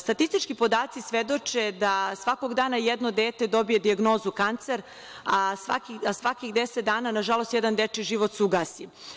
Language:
Serbian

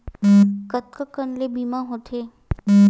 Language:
Chhattisgarhi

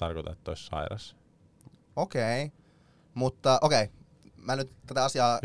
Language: Finnish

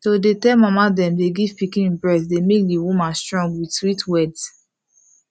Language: Nigerian Pidgin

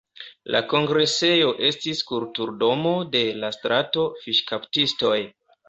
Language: Esperanto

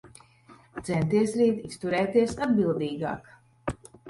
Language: Latvian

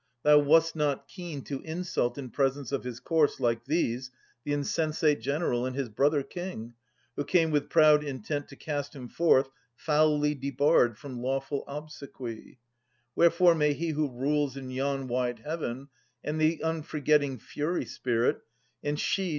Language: English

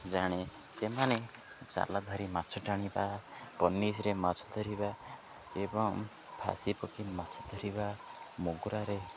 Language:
Odia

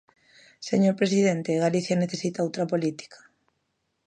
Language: Galician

